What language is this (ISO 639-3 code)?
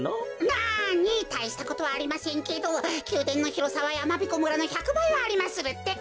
jpn